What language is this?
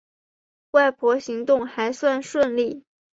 Chinese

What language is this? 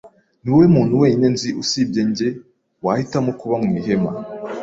Kinyarwanda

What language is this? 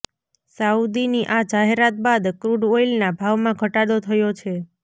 Gujarati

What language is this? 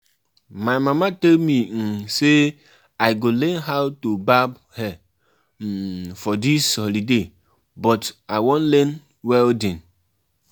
Nigerian Pidgin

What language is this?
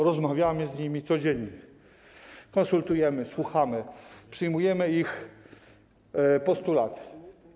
Polish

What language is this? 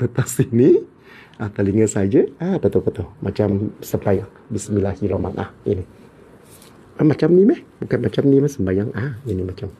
Malay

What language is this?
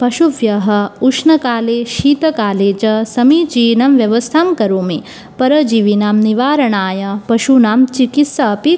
Sanskrit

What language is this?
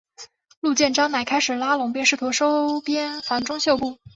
Chinese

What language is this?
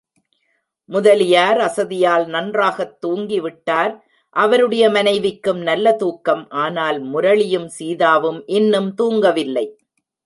Tamil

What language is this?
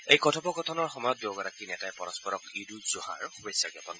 Assamese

